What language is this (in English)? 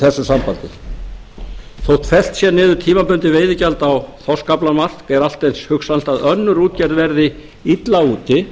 Icelandic